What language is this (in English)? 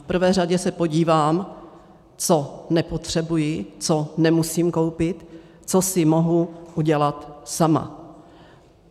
Czech